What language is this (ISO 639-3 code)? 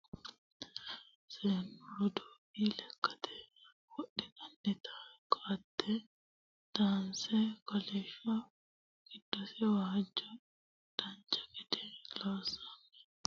sid